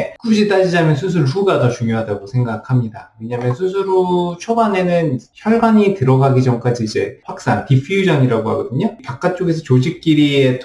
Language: Korean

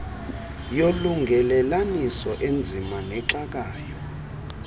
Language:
Xhosa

